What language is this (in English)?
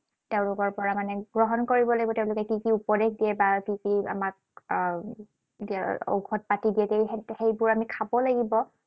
Assamese